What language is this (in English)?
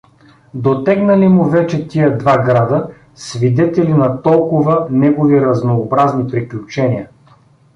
Bulgarian